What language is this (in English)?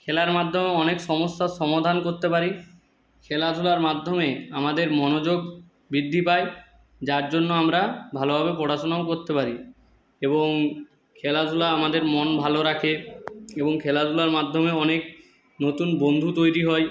Bangla